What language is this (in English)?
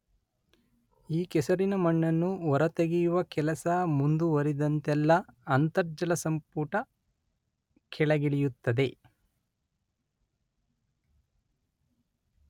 Kannada